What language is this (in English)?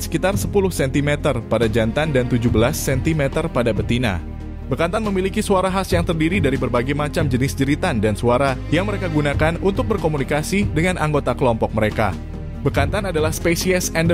Indonesian